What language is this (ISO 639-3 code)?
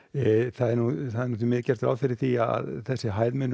isl